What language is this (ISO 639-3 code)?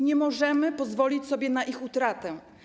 pol